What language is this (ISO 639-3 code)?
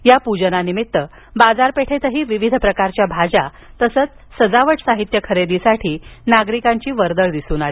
mar